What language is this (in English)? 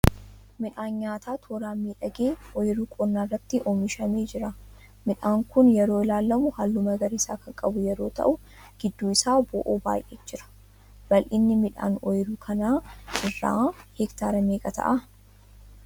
Oromo